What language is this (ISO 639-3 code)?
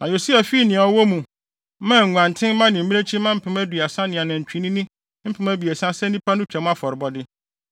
aka